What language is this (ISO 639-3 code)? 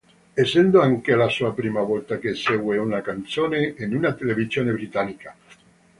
ita